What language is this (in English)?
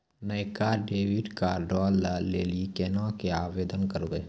Maithili